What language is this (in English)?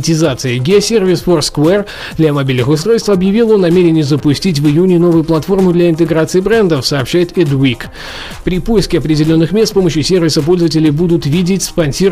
Russian